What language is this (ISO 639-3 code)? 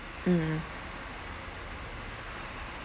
eng